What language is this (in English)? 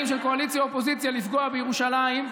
Hebrew